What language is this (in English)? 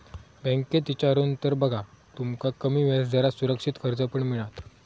Marathi